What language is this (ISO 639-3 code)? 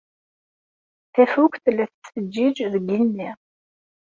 kab